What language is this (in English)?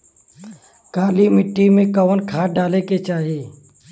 Bhojpuri